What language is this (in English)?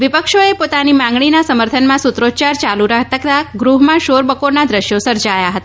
Gujarati